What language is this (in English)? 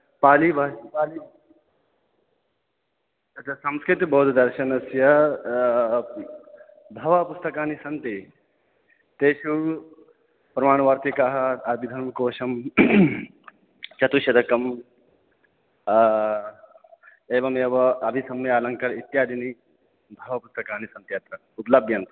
Sanskrit